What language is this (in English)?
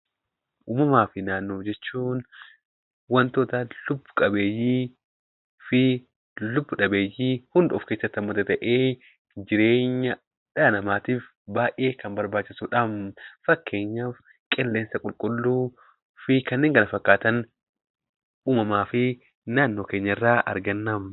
Oromo